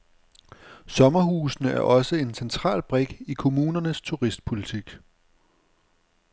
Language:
Danish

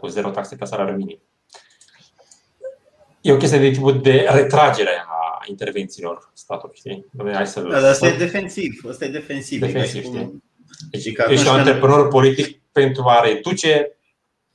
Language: Romanian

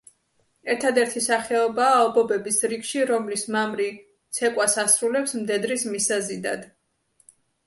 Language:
Georgian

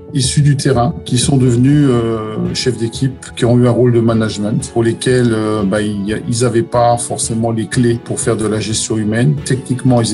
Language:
French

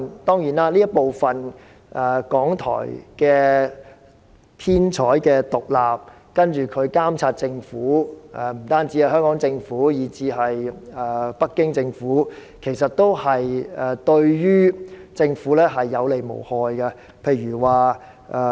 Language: Cantonese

